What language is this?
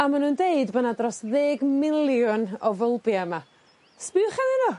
Welsh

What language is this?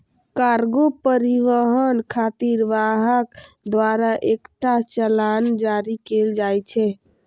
Maithili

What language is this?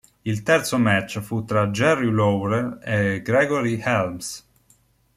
Italian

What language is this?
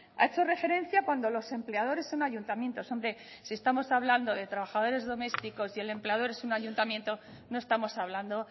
Spanish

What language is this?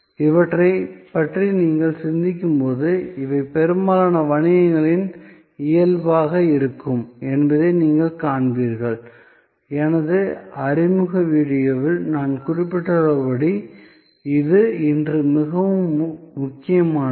Tamil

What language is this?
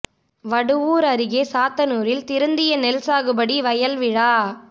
Tamil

